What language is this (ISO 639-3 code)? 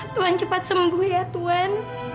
ind